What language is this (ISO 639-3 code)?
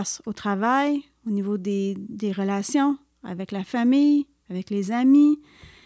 fra